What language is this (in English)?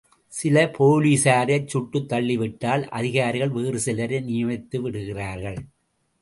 Tamil